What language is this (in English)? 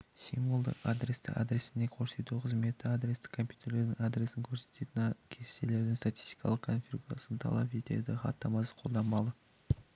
Kazakh